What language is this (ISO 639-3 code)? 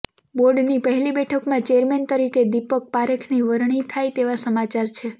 guj